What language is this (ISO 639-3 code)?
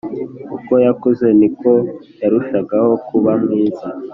kin